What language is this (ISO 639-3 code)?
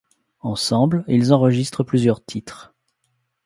fra